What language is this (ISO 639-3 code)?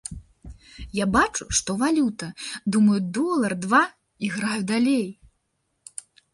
bel